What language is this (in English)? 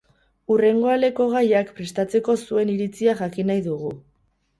Basque